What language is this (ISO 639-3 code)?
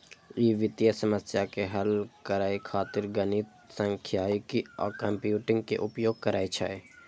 mai